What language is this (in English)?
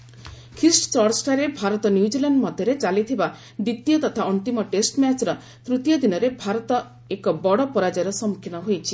Odia